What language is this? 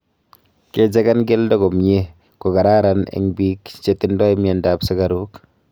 Kalenjin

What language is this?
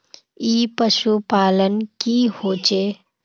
Magahi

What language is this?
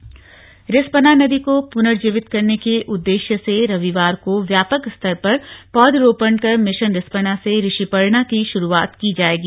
Hindi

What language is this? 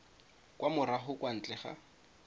Tswana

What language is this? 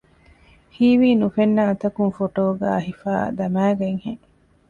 Divehi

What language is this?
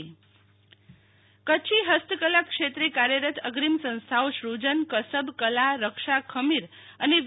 Gujarati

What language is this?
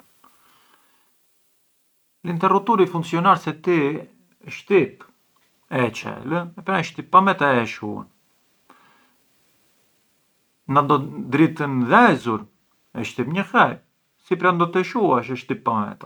Arbëreshë Albanian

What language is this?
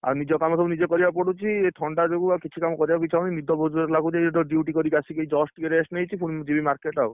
Odia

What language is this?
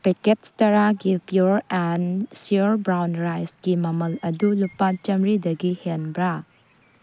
Manipuri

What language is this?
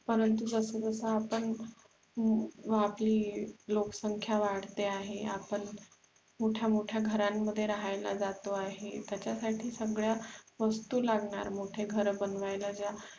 Marathi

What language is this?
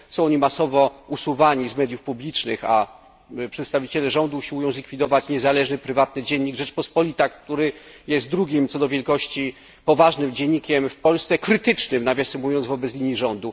Polish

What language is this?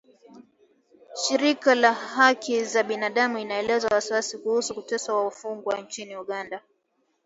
Swahili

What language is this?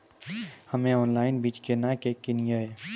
Maithili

